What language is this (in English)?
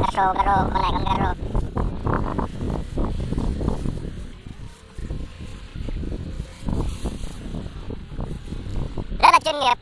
Vietnamese